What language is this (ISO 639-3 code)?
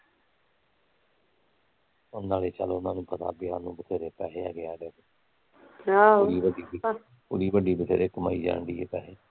pan